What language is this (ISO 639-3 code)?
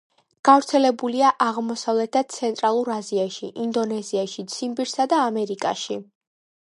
kat